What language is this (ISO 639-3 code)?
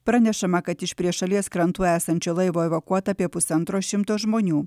lit